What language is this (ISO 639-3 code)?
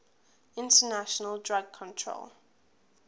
eng